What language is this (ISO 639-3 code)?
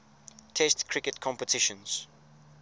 eng